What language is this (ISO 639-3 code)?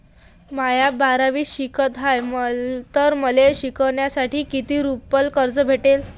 mar